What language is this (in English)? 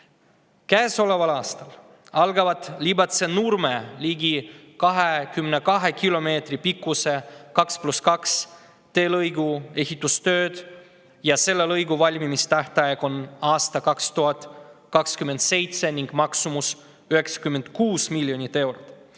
Estonian